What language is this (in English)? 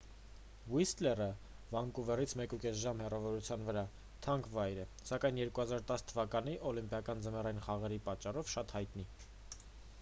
Armenian